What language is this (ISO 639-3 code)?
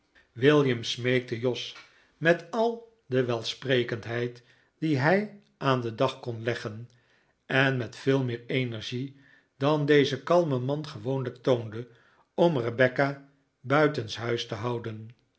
nld